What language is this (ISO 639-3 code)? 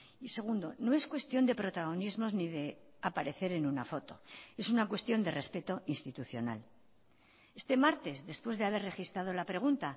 spa